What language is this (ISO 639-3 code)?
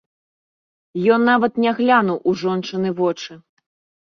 bel